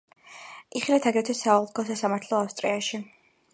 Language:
Georgian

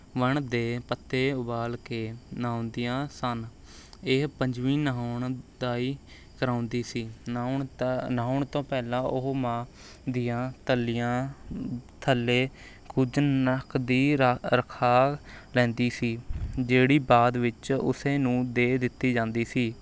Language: Punjabi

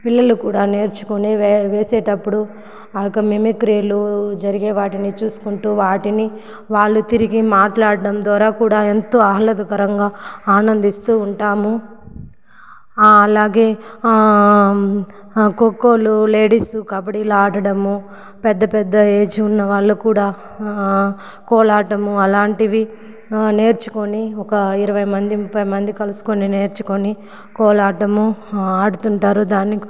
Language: Telugu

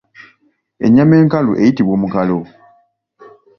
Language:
Ganda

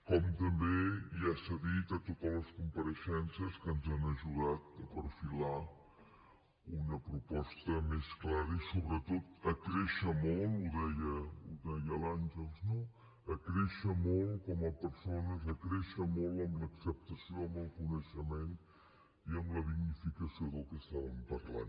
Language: Catalan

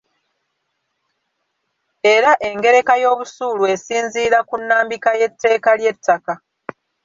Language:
Ganda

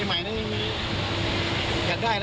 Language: Thai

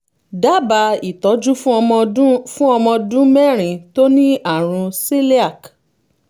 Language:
Yoruba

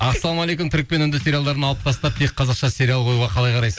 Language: Kazakh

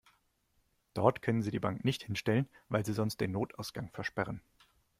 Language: German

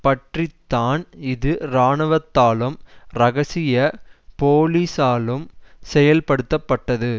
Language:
Tamil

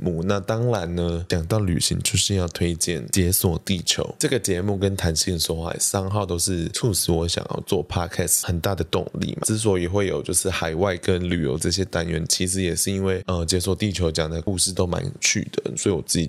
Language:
Chinese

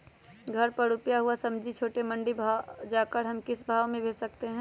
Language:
Magahi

